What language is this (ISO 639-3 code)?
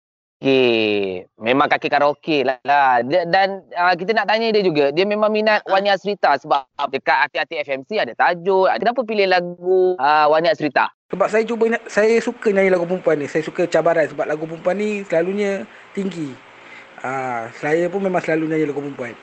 msa